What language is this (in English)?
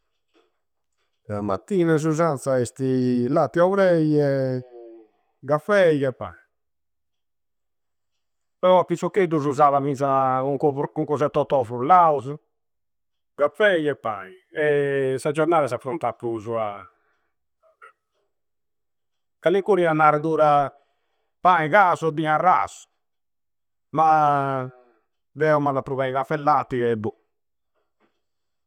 Campidanese Sardinian